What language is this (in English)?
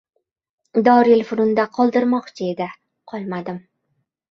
Uzbek